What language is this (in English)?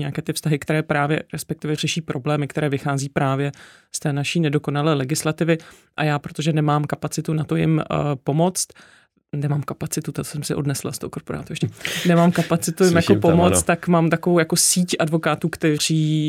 Czech